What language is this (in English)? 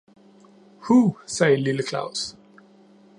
Danish